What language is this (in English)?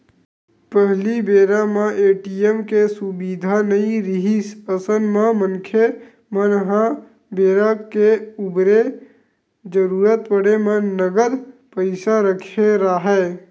Chhattisgarhi